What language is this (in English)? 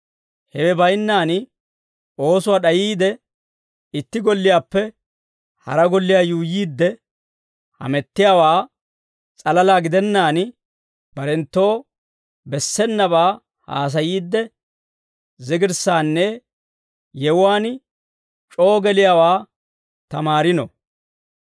Dawro